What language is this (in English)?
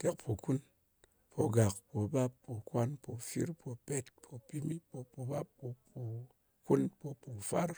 Ngas